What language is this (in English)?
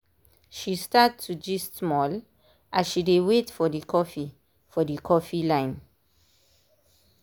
Nigerian Pidgin